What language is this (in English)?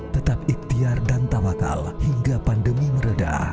Indonesian